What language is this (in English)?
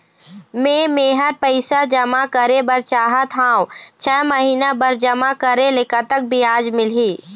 Chhattisgarhi